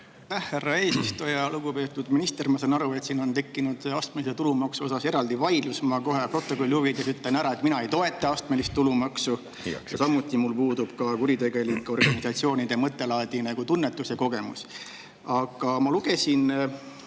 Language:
Estonian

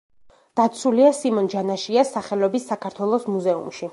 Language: Georgian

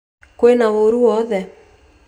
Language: Kikuyu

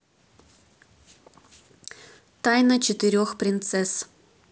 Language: Russian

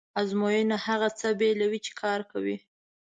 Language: Pashto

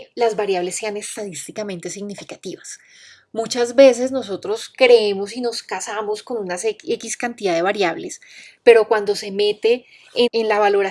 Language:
Spanish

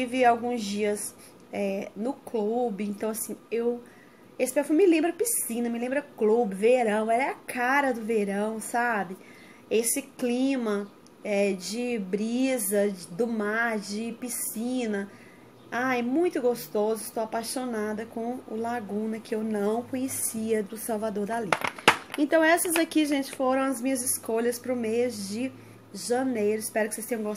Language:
Portuguese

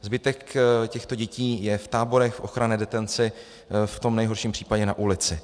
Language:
Czech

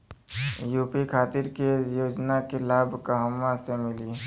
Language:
Bhojpuri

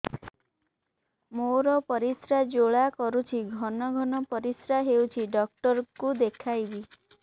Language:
Odia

